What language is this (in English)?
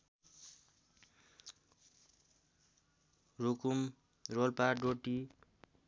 Nepali